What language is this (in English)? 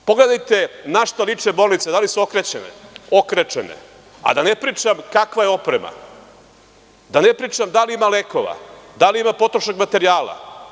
Serbian